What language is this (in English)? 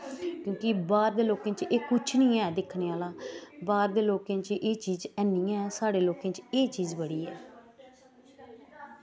Dogri